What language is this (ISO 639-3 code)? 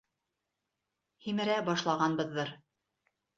bak